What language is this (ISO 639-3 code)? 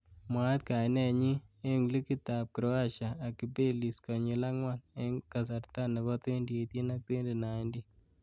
kln